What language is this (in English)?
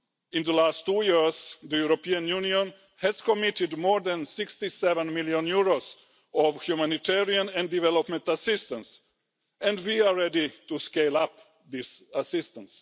English